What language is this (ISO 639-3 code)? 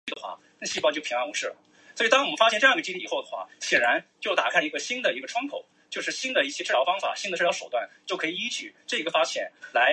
zho